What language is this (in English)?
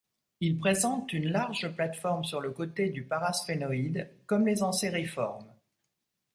French